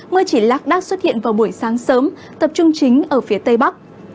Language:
Vietnamese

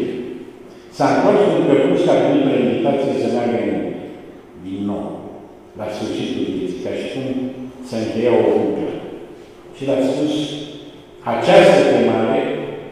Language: Romanian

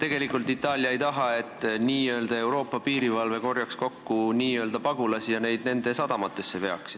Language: Estonian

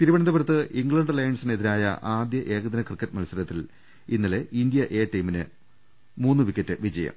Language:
Malayalam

